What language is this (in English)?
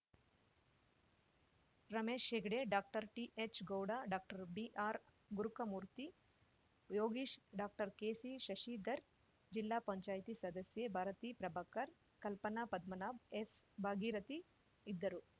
Kannada